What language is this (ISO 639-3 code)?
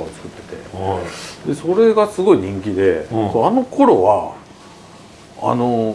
jpn